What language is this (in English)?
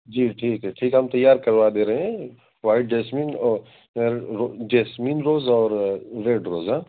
Urdu